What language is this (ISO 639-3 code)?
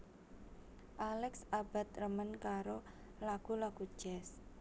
jav